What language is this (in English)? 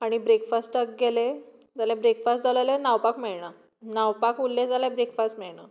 Konkani